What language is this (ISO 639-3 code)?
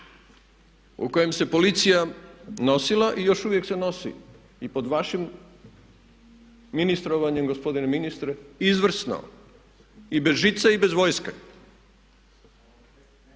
hrv